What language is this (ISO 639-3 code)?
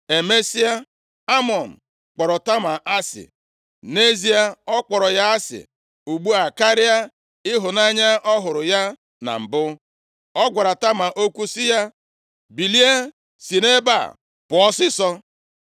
ibo